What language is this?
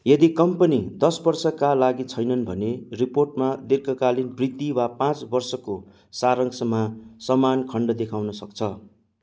Nepali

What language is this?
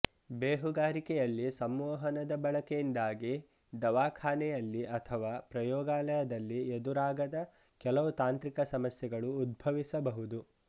Kannada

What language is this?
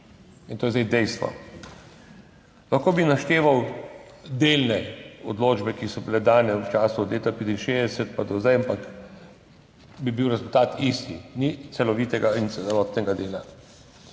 Slovenian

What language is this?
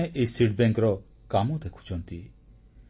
Odia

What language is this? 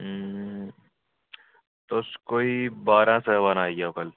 Dogri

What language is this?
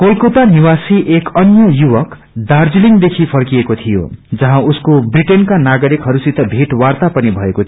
Nepali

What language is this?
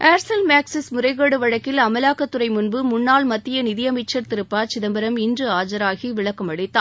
Tamil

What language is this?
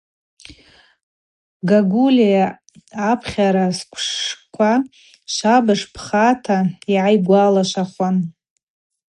Abaza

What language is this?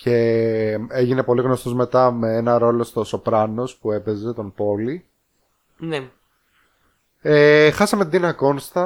Greek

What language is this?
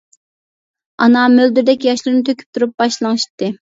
Uyghur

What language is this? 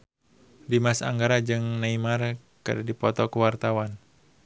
Sundanese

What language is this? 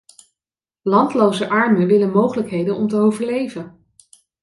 Dutch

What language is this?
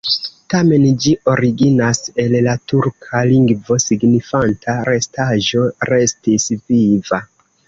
Esperanto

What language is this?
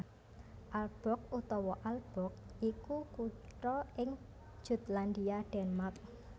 Javanese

